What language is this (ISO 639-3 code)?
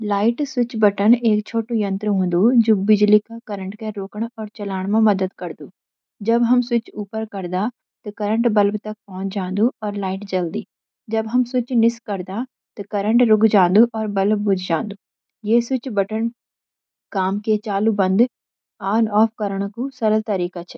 gbm